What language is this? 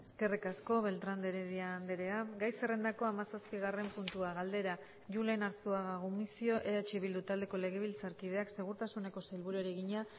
Basque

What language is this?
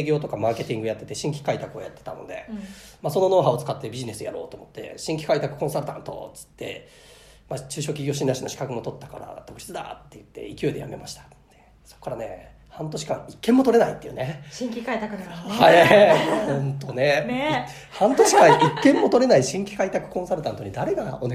Japanese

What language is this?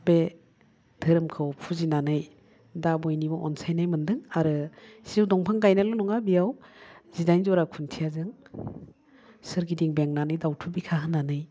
Bodo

